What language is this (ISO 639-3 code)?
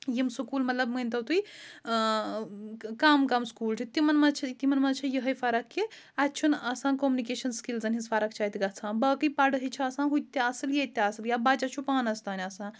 kas